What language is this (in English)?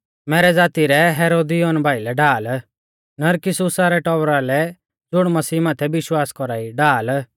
Mahasu Pahari